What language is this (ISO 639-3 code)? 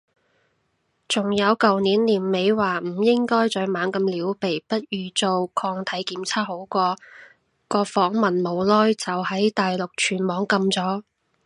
yue